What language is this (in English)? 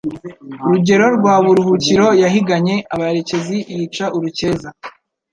Kinyarwanda